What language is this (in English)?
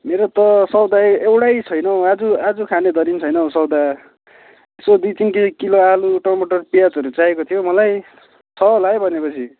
Nepali